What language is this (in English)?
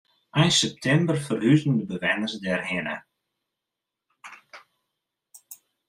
Western Frisian